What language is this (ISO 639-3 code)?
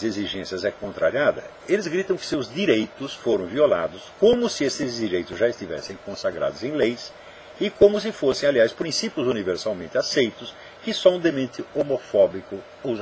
por